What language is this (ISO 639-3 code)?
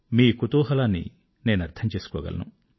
tel